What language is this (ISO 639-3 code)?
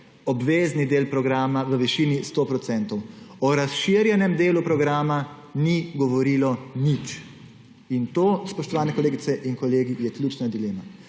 slv